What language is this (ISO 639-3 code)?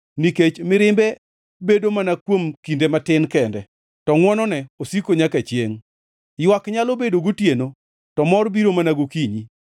luo